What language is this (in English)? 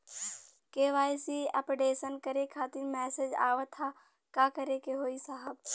Bhojpuri